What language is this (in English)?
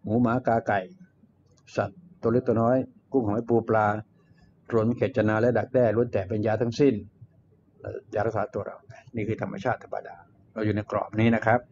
Thai